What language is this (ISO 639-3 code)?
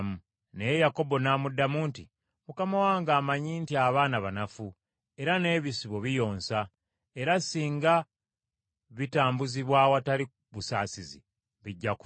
lug